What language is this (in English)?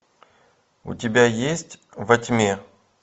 Russian